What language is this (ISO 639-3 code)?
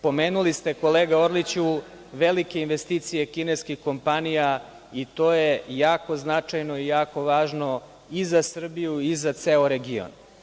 srp